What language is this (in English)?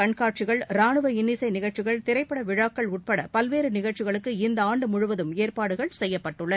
Tamil